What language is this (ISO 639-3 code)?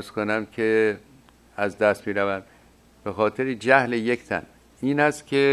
fas